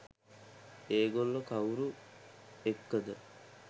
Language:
Sinhala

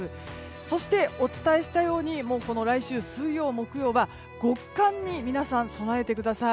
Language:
Japanese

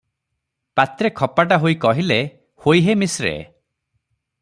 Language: Odia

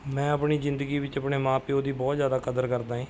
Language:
Punjabi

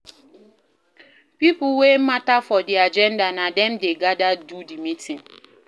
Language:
Nigerian Pidgin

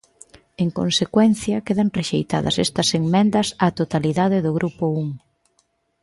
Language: Galician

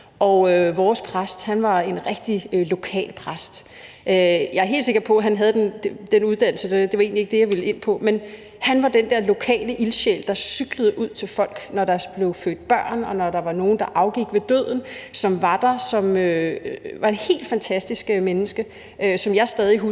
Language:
Danish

